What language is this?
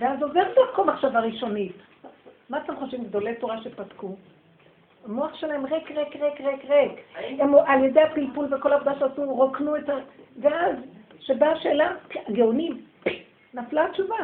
Hebrew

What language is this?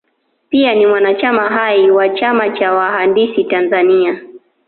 Swahili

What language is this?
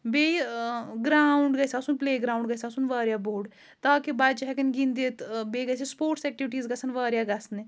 Kashmiri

